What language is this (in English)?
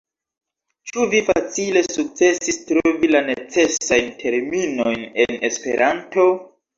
Esperanto